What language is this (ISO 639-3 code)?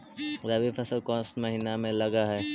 mag